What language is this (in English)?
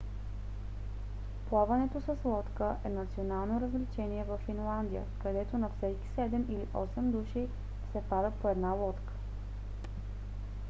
Bulgarian